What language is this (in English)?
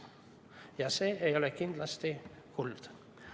Estonian